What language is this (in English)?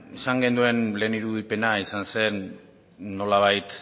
Basque